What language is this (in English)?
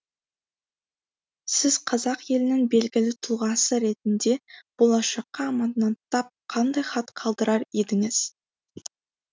Kazakh